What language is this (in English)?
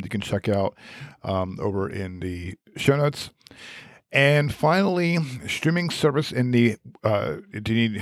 English